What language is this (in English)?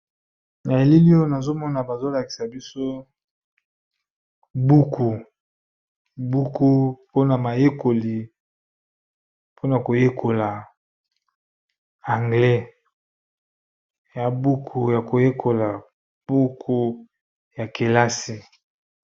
Lingala